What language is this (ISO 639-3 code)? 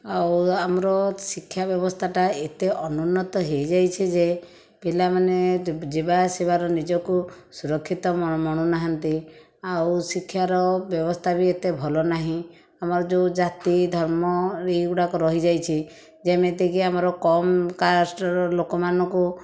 ori